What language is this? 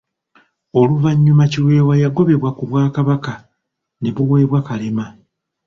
Ganda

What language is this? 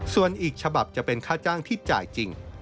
Thai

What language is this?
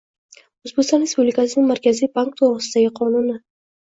Uzbek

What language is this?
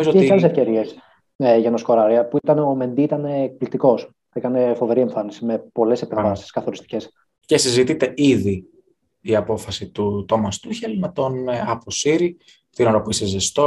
Greek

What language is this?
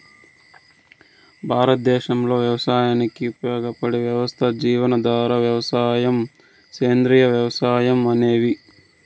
Telugu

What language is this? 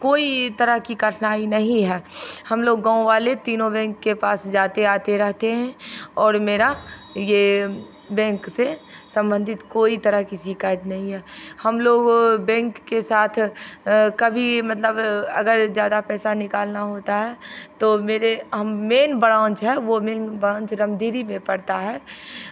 Hindi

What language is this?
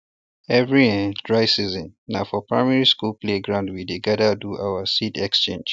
Nigerian Pidgin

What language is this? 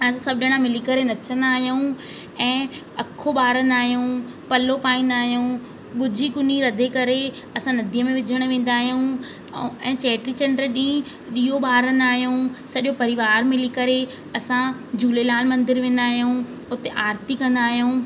Sindhi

